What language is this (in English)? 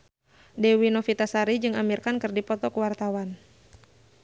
Sundanese